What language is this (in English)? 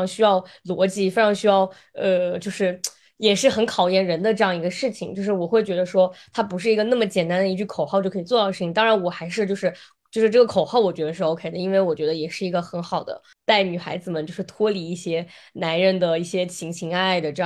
Chinese